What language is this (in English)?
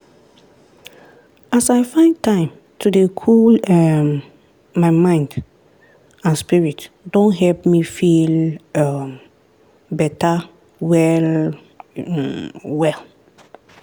Nigerian Pidgin